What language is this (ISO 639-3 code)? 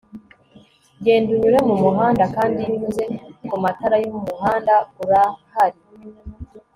kin